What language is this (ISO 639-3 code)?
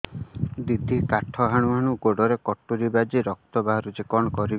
ori